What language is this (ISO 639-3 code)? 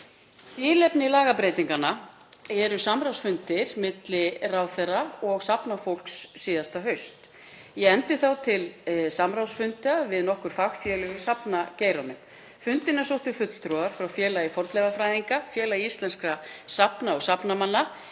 isl